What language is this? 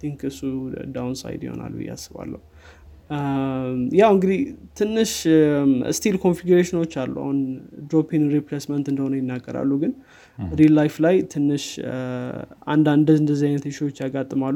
Amharic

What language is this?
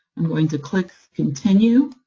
English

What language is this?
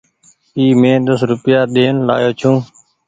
Goaria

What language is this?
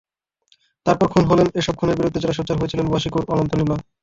Bangla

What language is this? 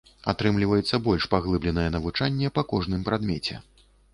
Belarusian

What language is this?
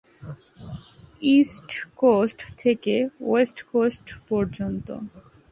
Bangla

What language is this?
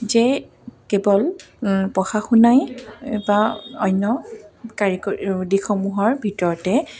Assamese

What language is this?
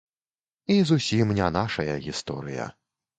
Belarusian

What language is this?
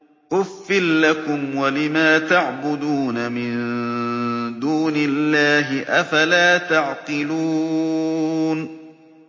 Arabic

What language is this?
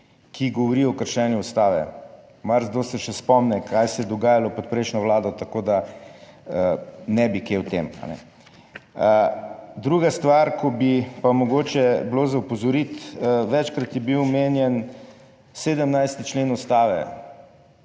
Slovenian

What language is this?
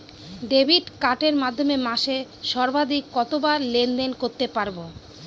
Bangla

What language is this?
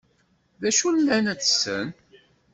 Kabyle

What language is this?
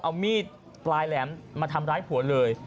Thai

